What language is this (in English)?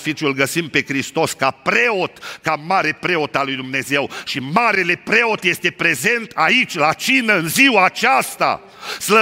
Romanian